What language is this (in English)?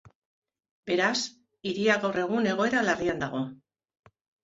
Basque